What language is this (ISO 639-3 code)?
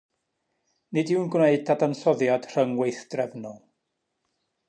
cym